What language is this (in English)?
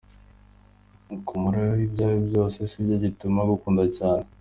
Kinyarwanda